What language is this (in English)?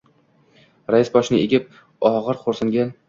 Uzbek